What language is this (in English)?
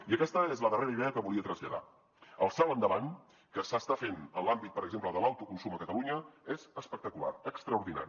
Catalan